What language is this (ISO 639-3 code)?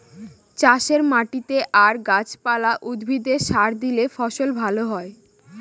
ben